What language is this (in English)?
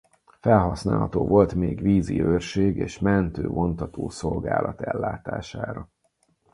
Hungarian